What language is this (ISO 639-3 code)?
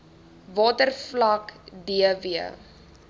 afr